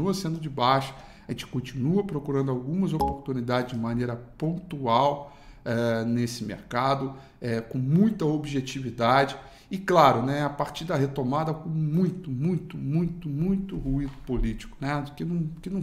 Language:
Portuguese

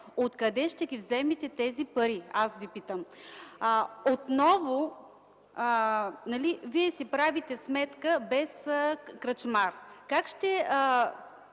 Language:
Bulgarian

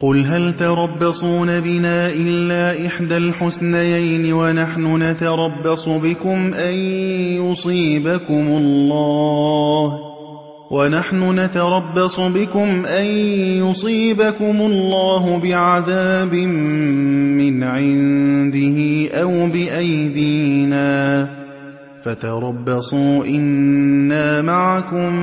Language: Arabic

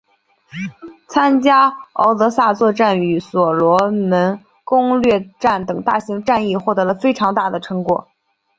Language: Chinese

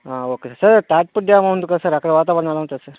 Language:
Telugu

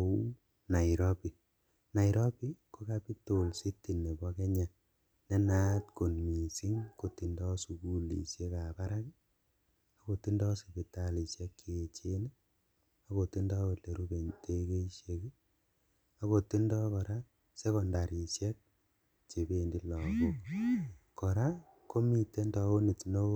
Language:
Kalenjin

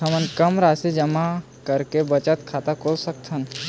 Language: Chhattisgarhi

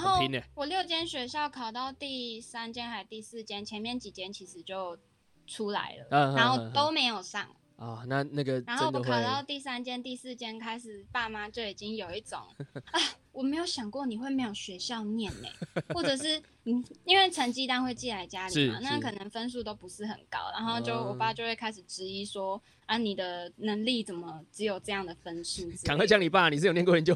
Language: Chinese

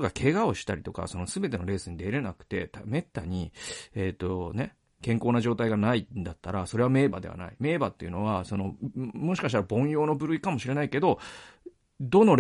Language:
Japanese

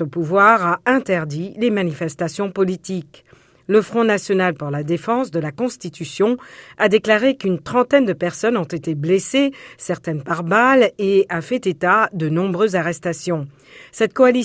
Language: French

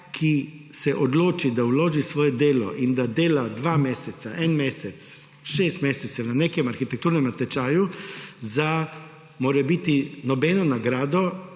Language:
Slovenian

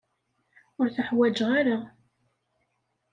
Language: Kabyle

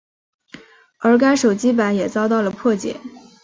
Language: Chinese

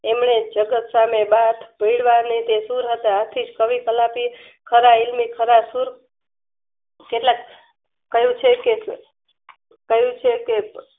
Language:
Gujarati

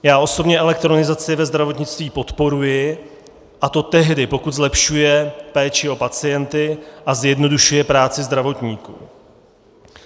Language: Czech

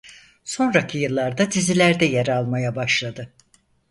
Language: Turkish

